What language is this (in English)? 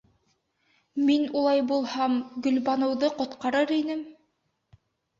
Bashkir